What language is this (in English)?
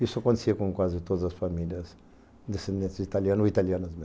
Portuguese